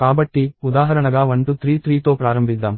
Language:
Telugu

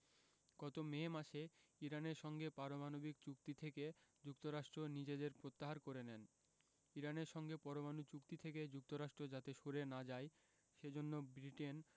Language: Bangla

